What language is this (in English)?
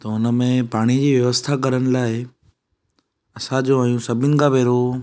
Sindhi